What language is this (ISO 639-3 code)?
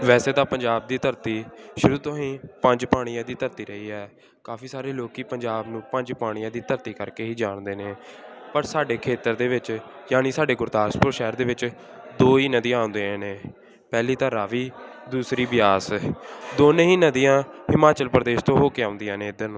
pan